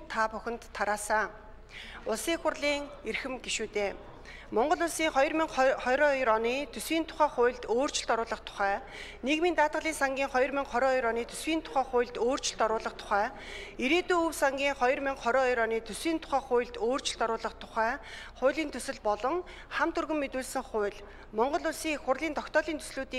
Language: Korean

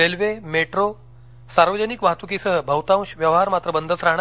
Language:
Marathi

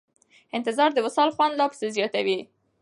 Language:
Pashto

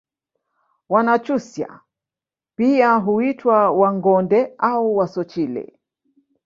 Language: Swahili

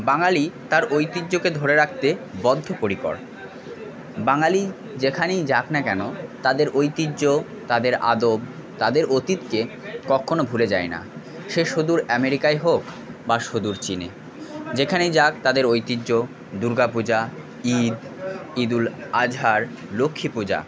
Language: Bangla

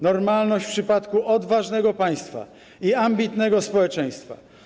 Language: Polish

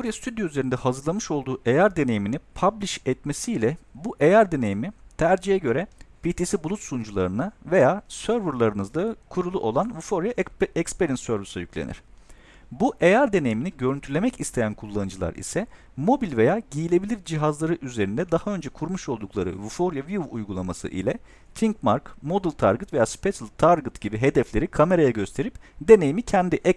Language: Turkish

